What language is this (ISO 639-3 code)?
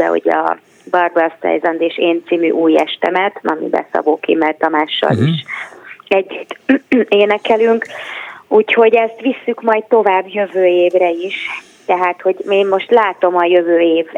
hun